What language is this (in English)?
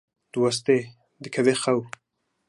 Kurdish